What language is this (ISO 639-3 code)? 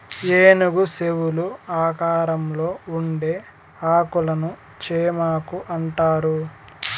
tel